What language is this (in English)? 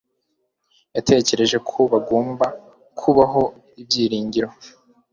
Kinyarwanda